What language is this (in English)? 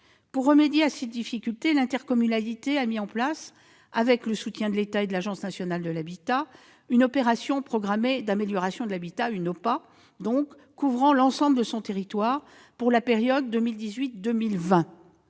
French